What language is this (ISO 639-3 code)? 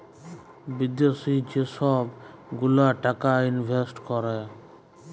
ben